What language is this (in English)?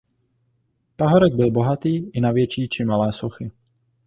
Czech